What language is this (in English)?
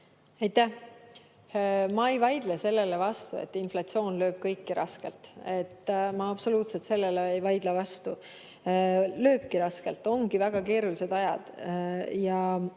Estonian